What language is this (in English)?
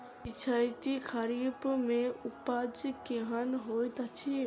Maithili